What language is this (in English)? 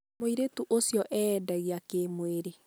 Kikuyu